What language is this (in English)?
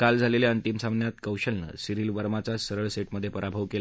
Marathi